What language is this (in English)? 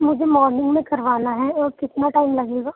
Urdu